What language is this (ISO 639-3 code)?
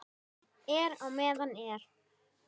isl